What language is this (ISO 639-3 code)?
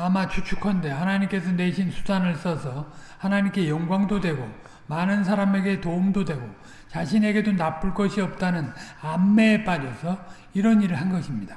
kor